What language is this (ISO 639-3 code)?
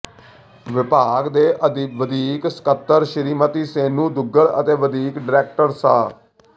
pan